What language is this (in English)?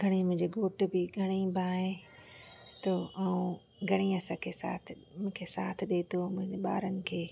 Sindhi